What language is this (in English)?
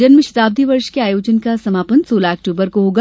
Hindi